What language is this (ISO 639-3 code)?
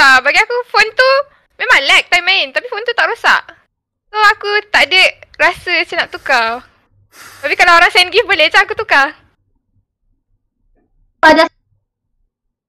msa